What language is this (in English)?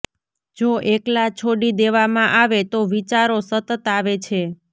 Gujarati